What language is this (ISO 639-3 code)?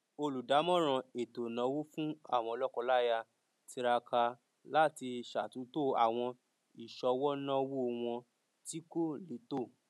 yor